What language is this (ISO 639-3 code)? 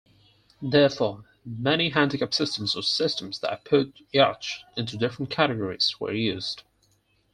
eng